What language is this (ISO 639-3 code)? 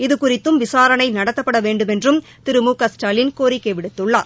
tam